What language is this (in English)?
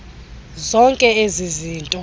Xhosa